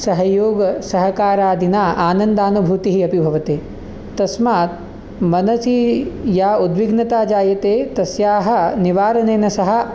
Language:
Sanskrit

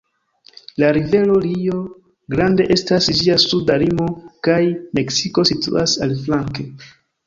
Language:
Esperanto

